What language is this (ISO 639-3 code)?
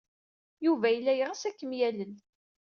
kab